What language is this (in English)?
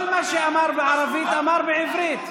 Hebrew